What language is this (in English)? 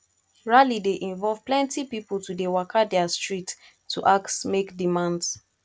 Nigerian Pidgin